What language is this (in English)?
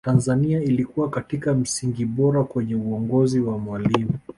Swahili